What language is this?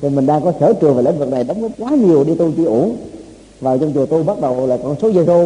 Vietnamese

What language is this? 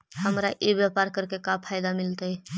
Magahi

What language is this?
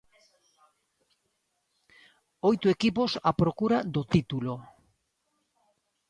Galician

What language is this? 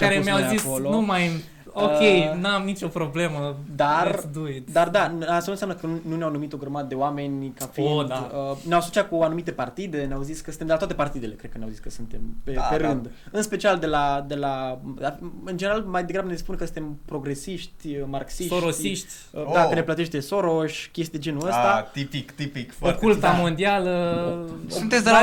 Romanian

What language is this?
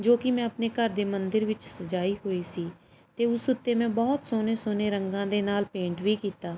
Punjabi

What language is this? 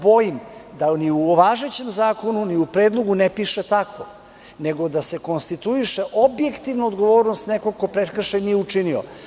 Serbian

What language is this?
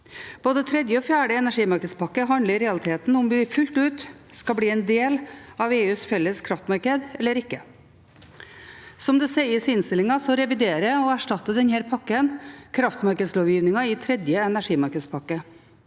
Norwegian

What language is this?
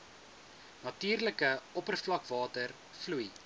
Afrikaans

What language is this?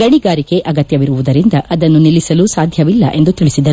Kannada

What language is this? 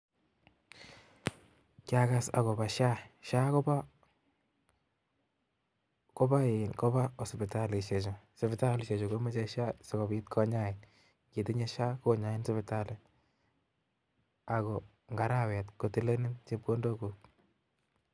Kalenjin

